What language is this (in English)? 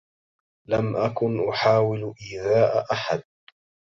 Arabic